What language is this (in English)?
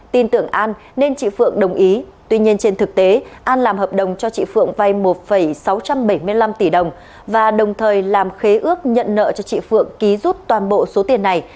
Vietnamese